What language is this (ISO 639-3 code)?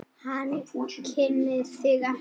isl